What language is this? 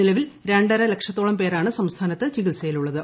Malayalam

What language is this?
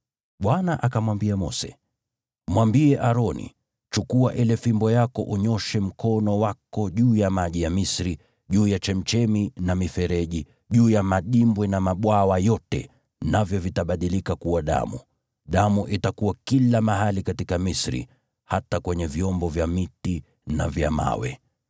Swahili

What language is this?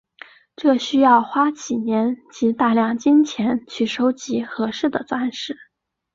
Chinese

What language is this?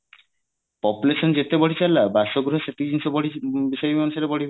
Odia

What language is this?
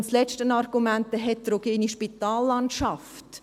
Swiss German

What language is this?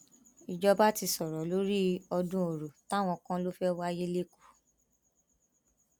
Yoruba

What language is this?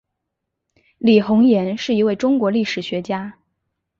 Chinese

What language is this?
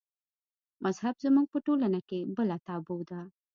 Pashto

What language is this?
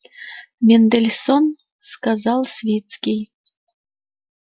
Russian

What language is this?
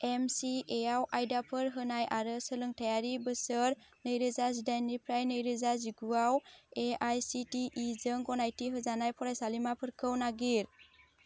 Bodo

